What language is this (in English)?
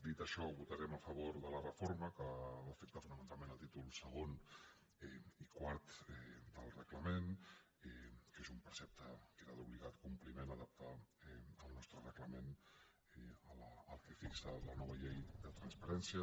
Catalan